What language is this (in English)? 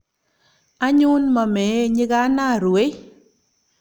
Kalenjin